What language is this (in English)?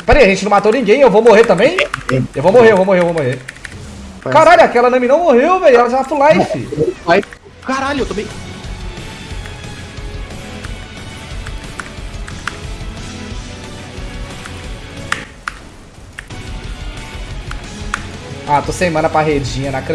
Portuguese